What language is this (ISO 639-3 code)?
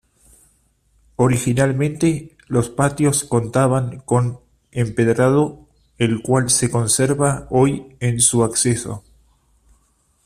spa